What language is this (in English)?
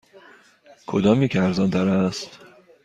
Persian